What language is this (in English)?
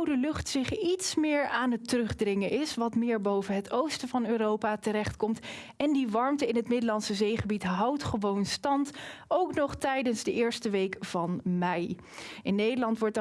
Dutch